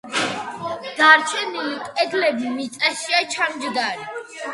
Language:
Georgian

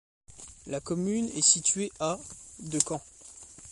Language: French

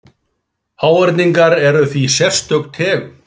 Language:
Icelandic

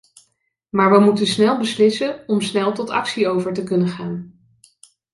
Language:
Dutch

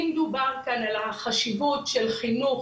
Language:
Hebrew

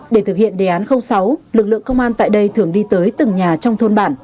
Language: Vietnamese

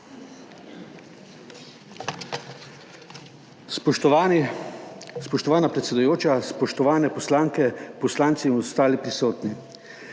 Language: Slovenian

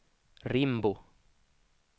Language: Swedish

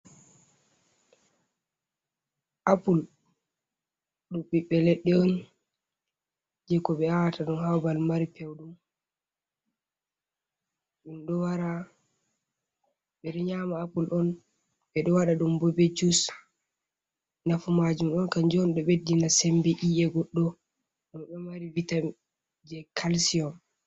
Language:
Fula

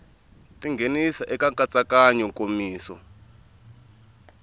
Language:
Tsonga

